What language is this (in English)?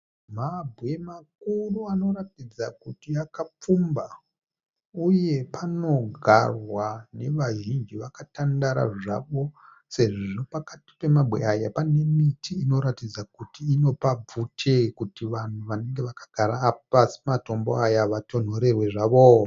Shona